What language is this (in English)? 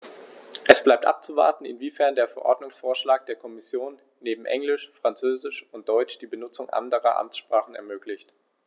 German